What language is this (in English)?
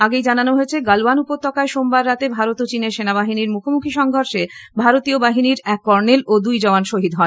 Bangla